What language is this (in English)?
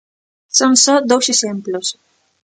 Galician